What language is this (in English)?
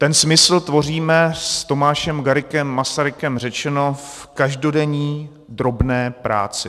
Czech